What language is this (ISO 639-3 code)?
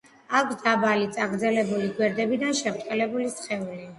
kat